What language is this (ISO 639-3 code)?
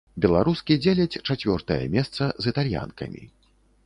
bel